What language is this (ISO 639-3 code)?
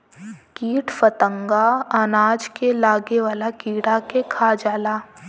bho